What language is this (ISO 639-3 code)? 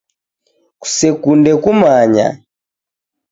dav